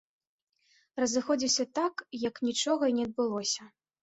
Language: Belarusian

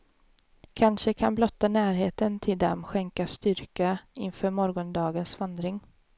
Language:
Swedish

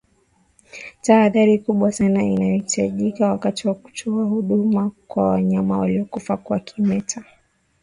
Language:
Swahili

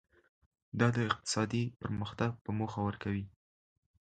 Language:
Pashto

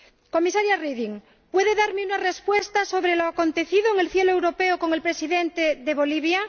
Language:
Spanish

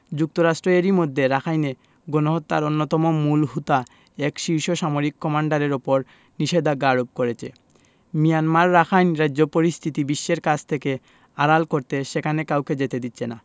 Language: Bangla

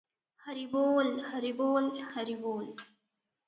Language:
Odia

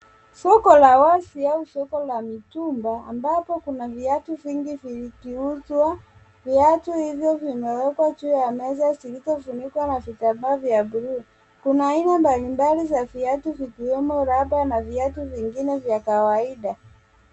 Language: Swahili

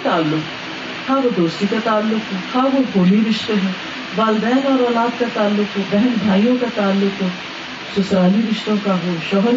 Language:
Urdu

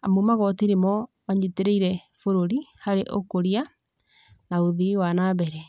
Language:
Kikuyu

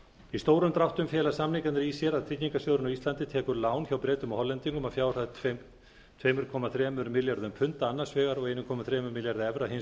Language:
Icelandic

